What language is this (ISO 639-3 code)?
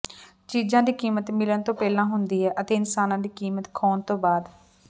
pan